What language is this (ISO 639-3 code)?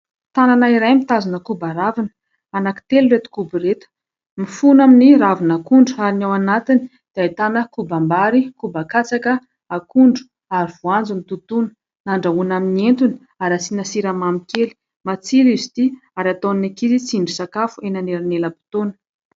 mlg